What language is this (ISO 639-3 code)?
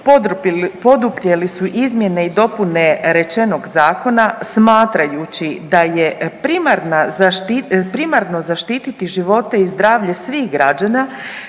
hrv